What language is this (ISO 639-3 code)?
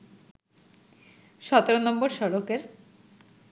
ben